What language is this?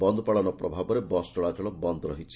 Odia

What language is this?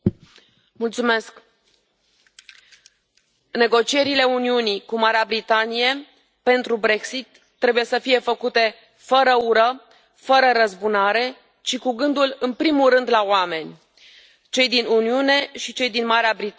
Romanian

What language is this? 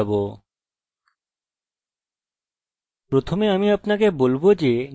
Bangla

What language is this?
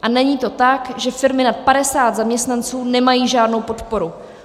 Czech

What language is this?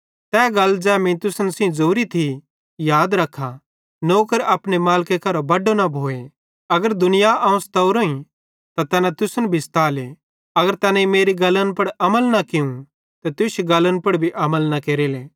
Bhadrawahi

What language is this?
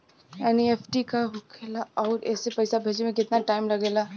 Bhojpuri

